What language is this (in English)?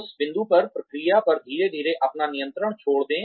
Hindi